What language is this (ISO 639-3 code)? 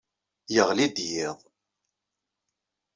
kab